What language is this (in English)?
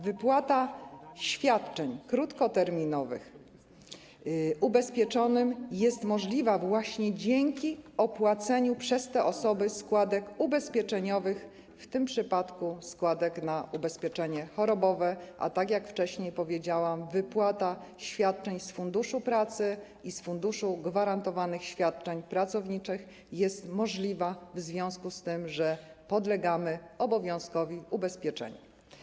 Polish